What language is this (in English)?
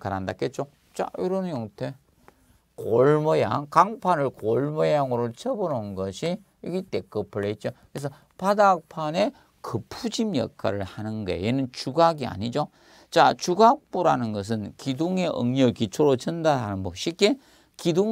Korean